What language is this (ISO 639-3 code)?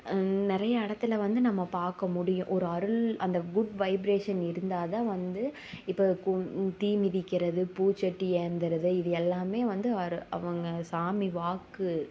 tam